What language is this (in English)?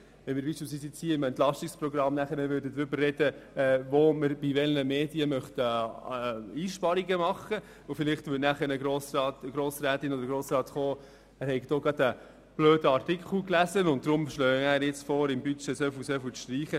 Swiss German